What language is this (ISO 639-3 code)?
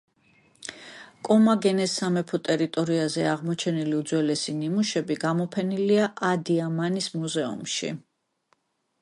kat